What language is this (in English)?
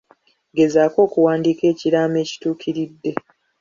Ganda